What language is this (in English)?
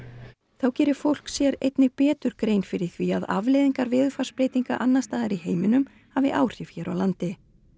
Icelandic